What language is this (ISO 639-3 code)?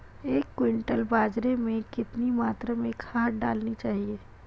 hin